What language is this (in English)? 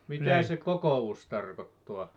Finnish